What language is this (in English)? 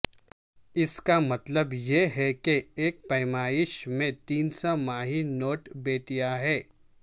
Urdu